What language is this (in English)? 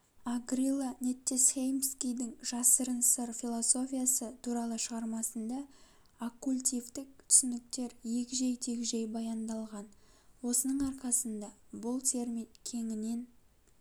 Kazakh